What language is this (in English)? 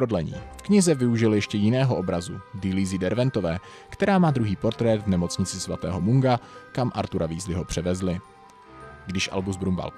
Czech